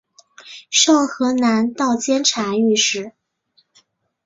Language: Chinese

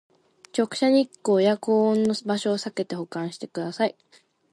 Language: Japanese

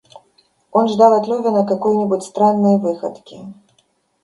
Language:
Russian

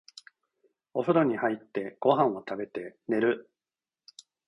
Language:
Japanese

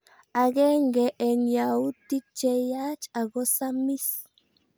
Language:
Kalenjin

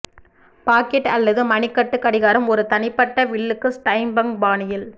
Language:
Tamil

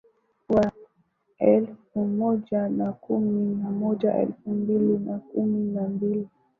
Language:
Swahili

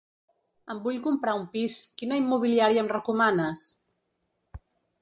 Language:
Catalan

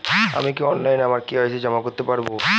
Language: Bangla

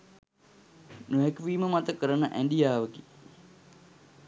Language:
Sinhala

